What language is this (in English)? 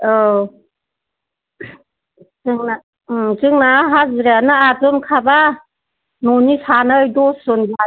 Bodo